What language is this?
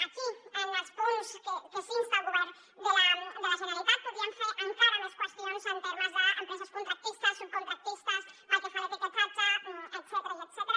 Catalan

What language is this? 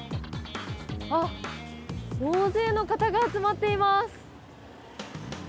Japanese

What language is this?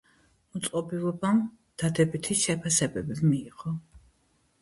Georgian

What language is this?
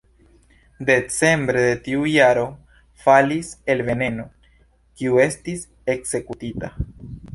Esperanto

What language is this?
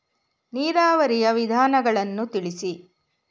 Kannada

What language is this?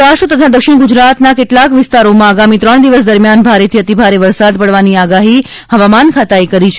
Gujarati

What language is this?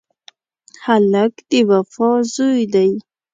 Pashto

